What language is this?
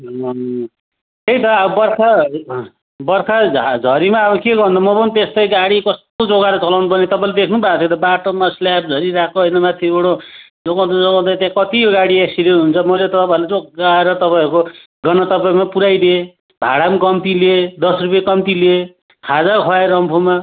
Nepali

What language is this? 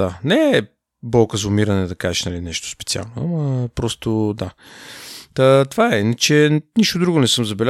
Bulgarian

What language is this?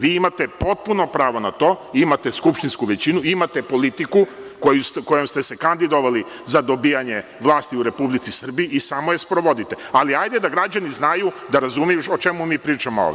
Serbian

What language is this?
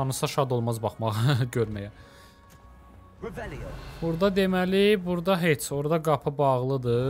Turkish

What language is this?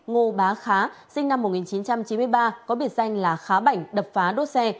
Vietnamese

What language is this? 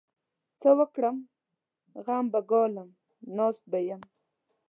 Pashto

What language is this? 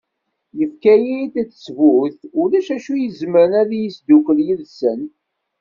Kabyle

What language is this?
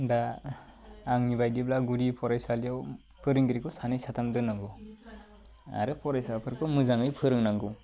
Bodo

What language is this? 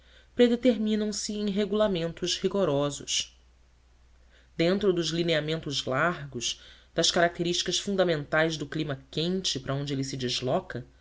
Portuguese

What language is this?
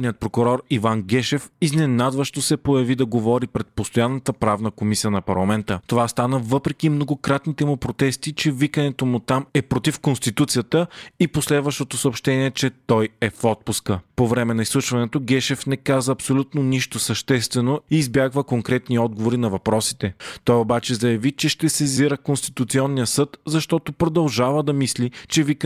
Bulgarian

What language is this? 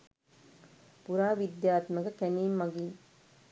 Sinhala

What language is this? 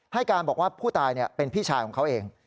Thai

